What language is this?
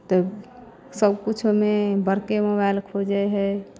Maithili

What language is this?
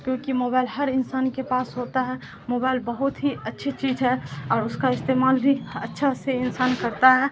Urdu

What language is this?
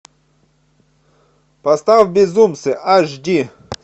Russian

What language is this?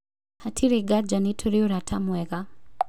Kikuyu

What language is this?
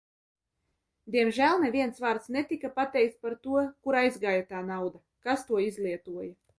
Latvian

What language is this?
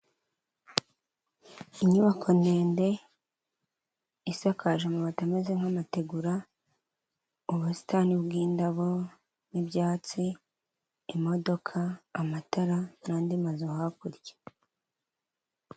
Kinyarwanda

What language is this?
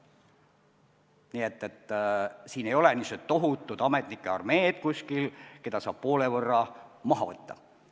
Estonian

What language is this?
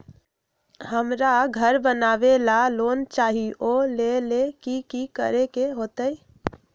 Magahi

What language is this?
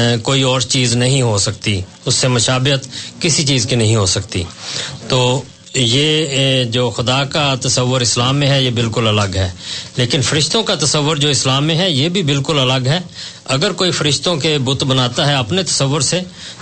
Urdu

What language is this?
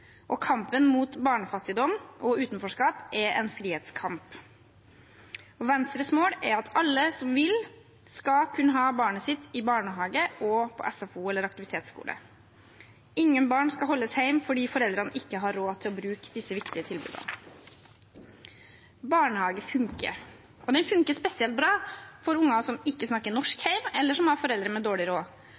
Norwegian Bokmål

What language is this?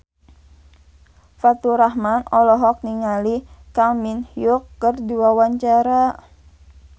Sundanese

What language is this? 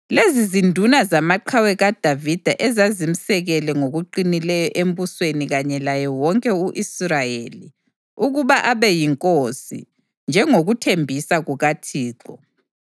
North Ndebele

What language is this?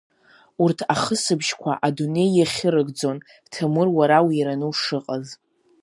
Abkhazian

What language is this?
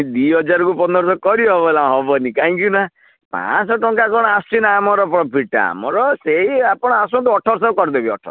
Odia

